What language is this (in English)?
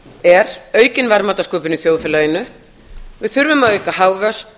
Icelandic